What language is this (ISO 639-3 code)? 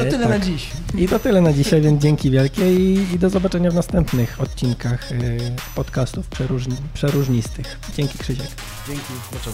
pol